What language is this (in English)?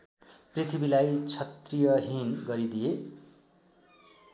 Nepali